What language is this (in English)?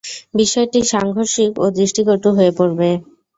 Bangla